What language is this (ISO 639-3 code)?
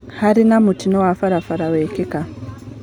kik